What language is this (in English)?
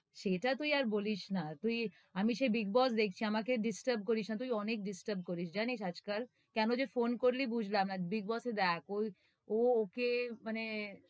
Bangla